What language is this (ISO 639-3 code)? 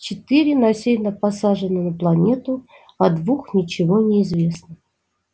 rus